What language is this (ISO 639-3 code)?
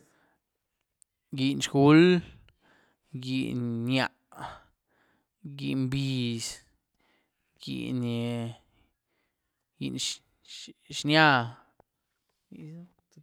ztu